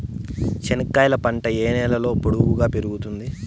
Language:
Telugu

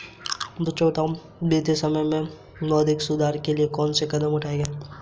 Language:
Hindi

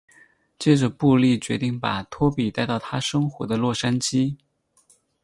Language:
Chinese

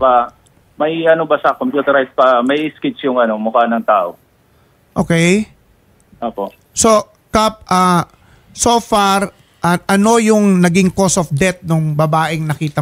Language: Filipino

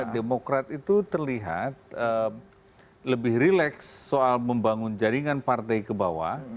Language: Indonesian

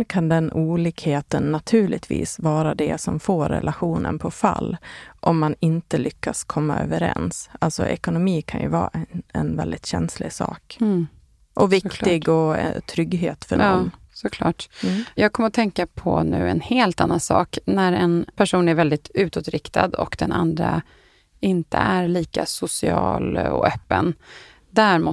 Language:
Swedish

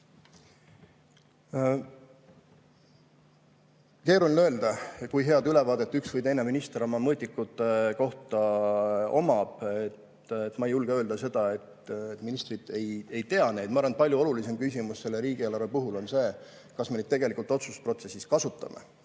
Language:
Estonian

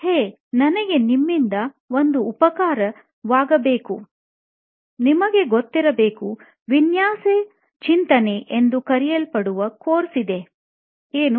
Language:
Kannada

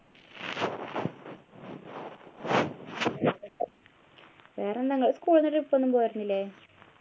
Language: Malayalam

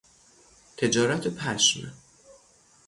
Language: Persian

